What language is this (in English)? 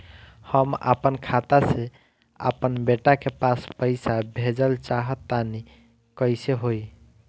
Bhojpuri